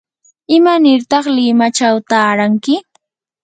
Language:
Yanahuanca Pasco Quechua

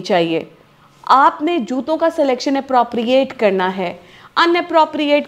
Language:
Hindi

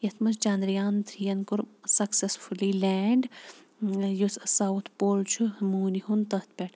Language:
Kashmiri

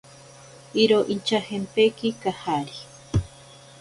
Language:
Ashéninka Perené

